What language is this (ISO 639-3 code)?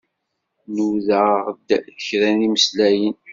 kab